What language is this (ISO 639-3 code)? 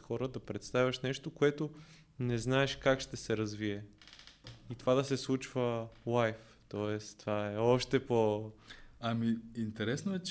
bul